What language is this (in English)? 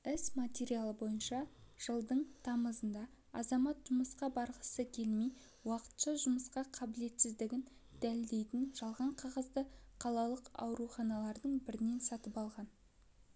Kazakh